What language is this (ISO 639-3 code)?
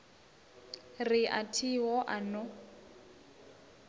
ven